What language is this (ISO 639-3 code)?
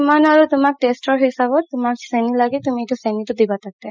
asm